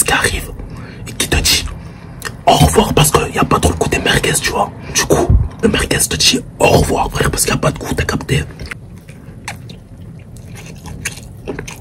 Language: French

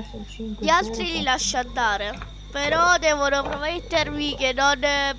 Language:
Italian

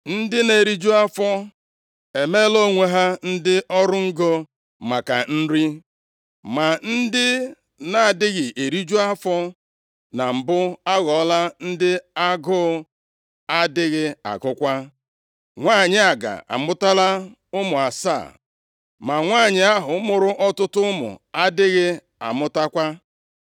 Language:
Igbo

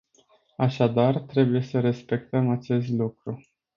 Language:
Romanian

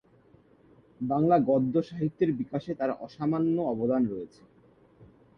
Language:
Bangla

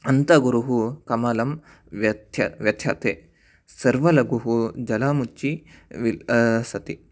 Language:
Sanskrit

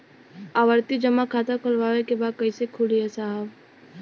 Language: Bhojpuri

